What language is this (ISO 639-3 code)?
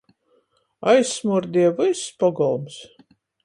ltg